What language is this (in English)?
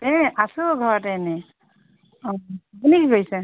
Assamese